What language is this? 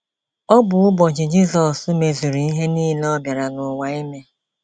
Igbo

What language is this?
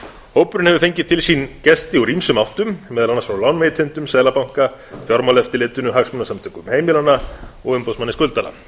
Icelandic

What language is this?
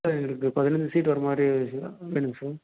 Tamil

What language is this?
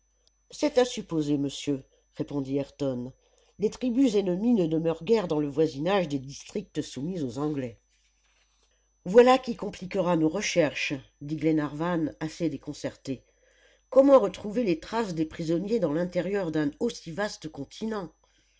French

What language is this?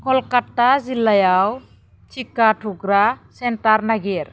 Bodo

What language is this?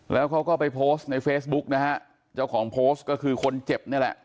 Thai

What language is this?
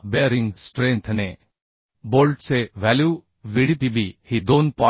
Marathi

